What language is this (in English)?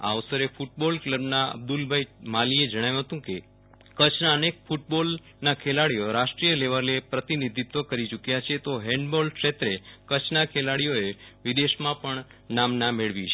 Gujarati